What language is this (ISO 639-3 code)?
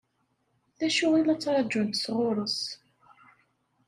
kab